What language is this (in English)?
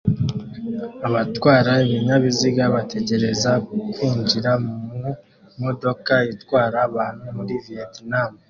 Kinyarwanda